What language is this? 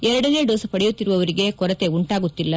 Kannada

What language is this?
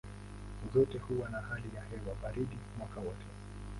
Swahili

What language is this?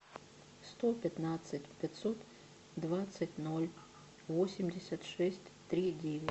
Russian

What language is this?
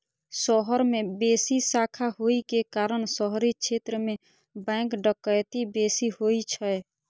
Maithili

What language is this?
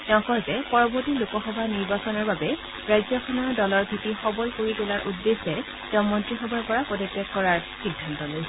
Assamese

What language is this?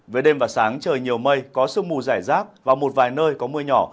Vietnamese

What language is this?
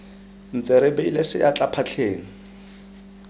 Tswana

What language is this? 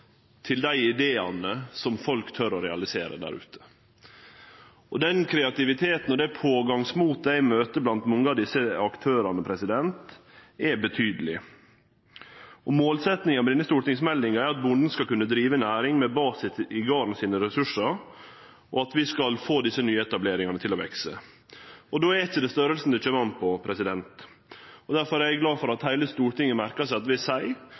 Norwegian Nynorsk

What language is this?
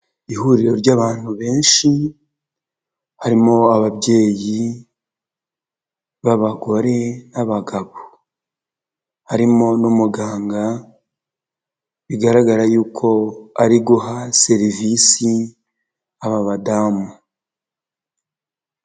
Kinyarwanda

